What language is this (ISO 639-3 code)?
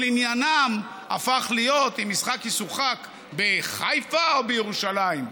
heb